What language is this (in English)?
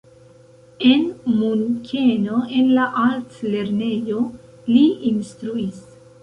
Esperanto